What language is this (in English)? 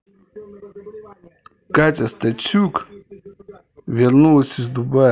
Russian